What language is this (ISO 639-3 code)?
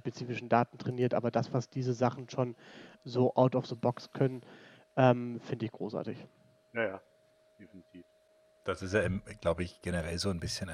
deu